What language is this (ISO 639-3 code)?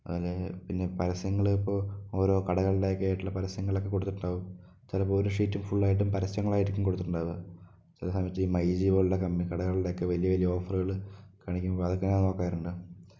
mal